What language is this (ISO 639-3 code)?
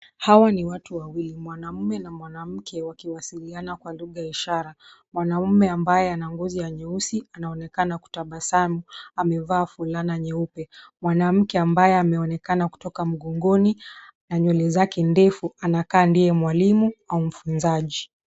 swa